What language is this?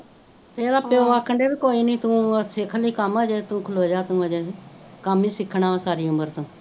Punjabi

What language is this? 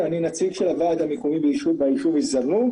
Hebrew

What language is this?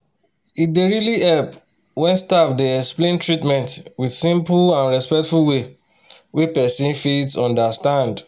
Nigerian Pidgin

